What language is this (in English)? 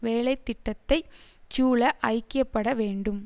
Tamil